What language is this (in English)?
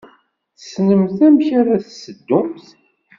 Kabyle